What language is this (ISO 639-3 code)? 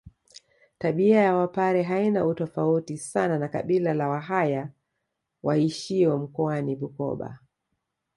swa